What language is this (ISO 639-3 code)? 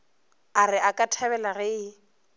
nso